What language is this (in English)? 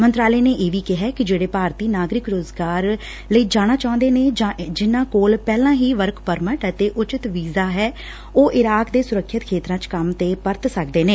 Punjabi